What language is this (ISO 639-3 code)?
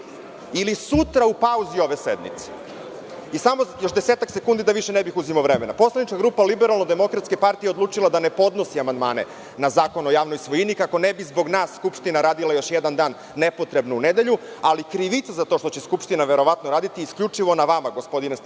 srp